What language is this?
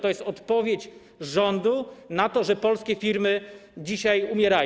Polish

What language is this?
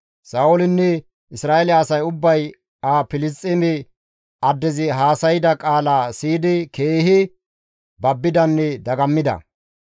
Gamo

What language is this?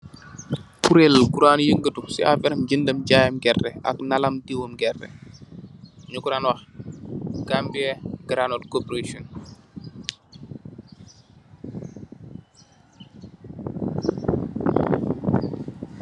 Wolof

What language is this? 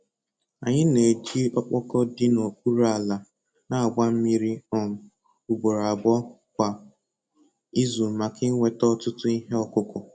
Igbo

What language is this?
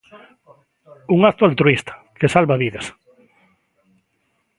Galician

